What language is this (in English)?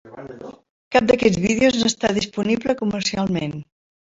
Catalan